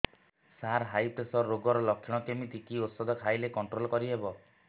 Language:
Odia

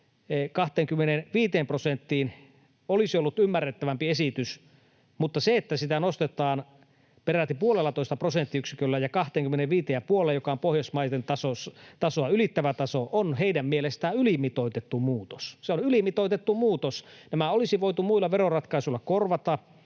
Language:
Finnish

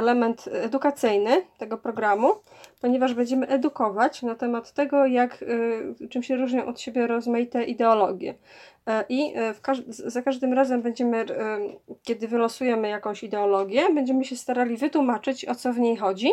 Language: Polish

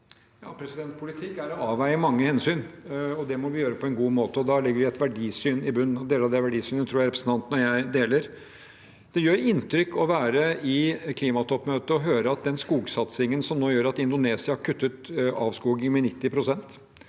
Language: Norwegian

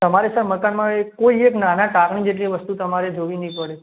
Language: Gujarati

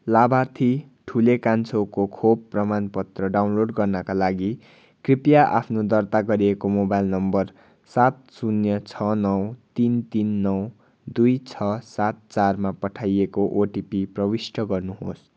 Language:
Nepali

